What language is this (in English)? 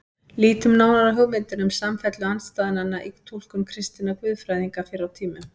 Icelandic